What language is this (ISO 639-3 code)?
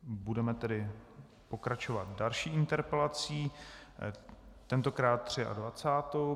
ces